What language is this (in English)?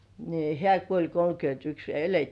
Finnish